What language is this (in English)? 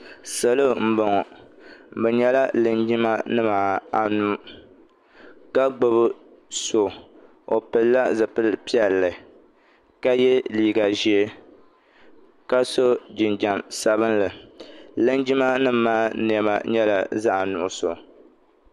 Dagbani